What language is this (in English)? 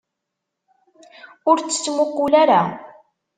Kabyle